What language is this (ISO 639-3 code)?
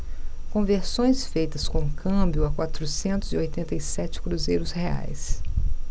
por